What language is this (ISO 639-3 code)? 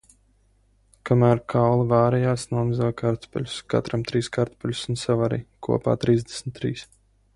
lav